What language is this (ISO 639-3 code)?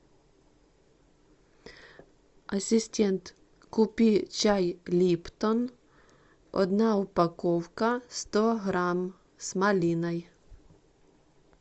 rus